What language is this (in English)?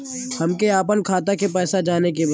Bhojpuri